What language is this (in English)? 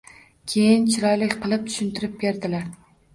Uzbek